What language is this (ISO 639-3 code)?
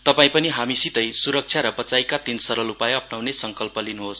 nep